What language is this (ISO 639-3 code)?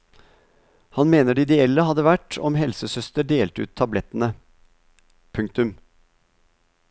nor